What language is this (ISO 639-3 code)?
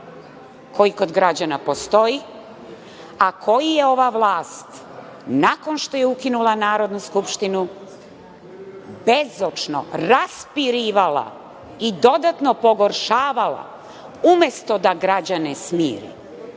srp